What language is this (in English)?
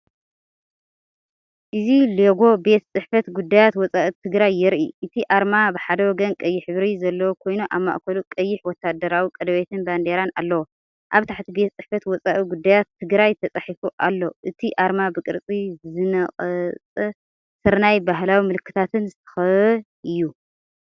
Tigrinya